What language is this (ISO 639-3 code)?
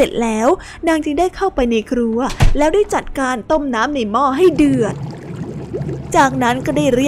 tha